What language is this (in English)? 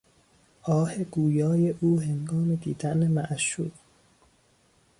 Persian